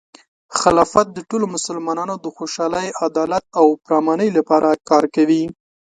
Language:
Pashto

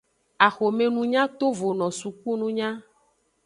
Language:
Aja (Benin)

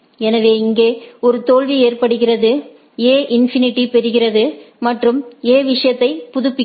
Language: Tamil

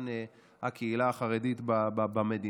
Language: Hebrew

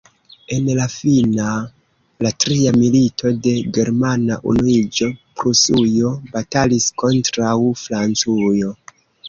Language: Esperanto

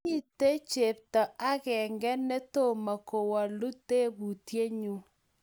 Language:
Kalenjin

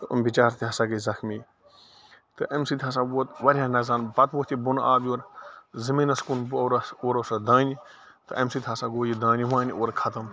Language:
Kashmiri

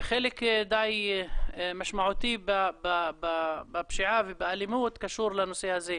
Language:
Hebrew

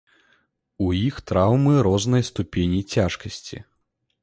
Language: Belarusian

